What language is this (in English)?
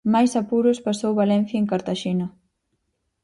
Galician